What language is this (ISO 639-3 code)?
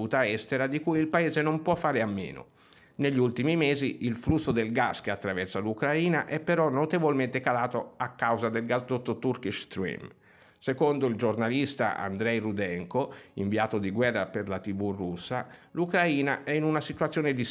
ita